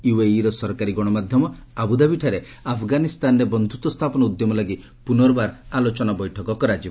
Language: Odia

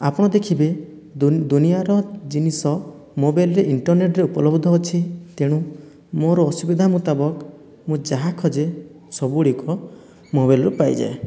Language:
Odia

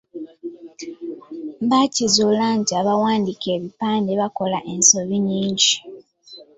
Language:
Ganda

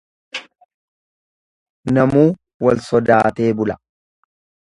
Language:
Oromo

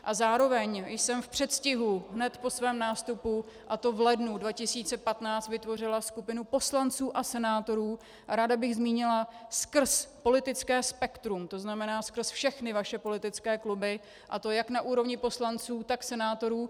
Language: Czech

